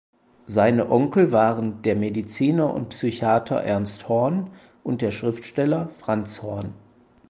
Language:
German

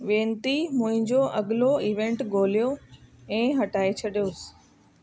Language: Sindhi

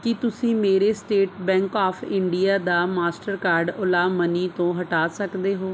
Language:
Punjabi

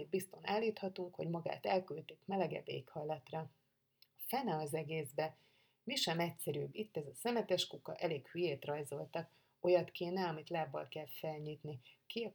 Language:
Hungarian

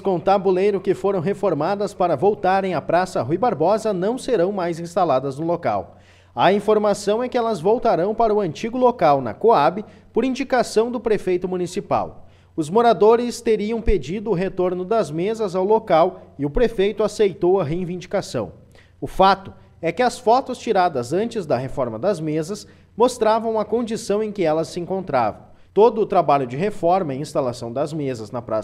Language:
Portuguese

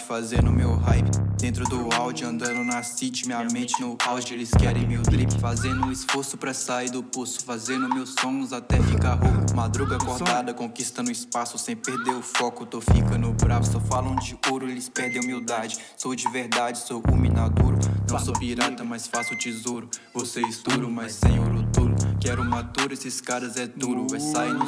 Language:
Portuguese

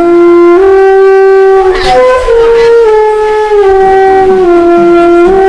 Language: Indonesian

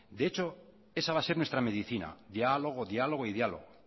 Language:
Spanish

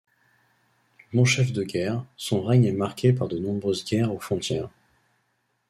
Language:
French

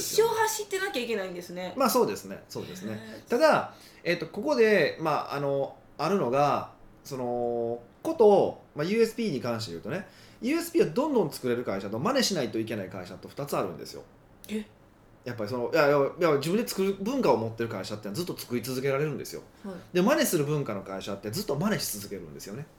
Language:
Japanese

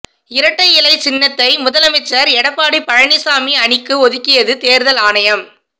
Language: Tamil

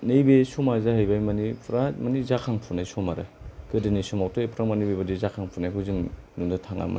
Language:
Bodo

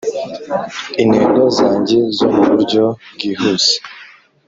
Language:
Kinyarwanda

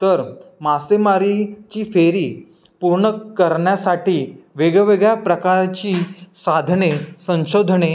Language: Marathi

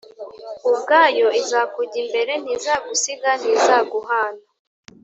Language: Kinyarwanda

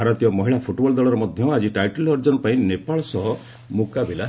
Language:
Odia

